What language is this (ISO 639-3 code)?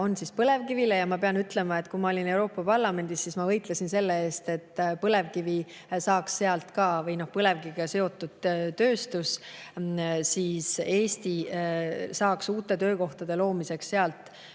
est